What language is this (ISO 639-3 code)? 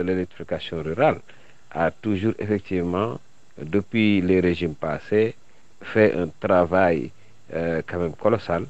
fra